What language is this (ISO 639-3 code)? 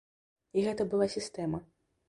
bel